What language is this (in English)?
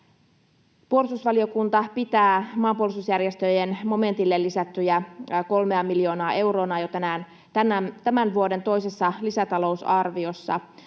Finnish